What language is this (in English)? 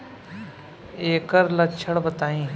Bhojpuri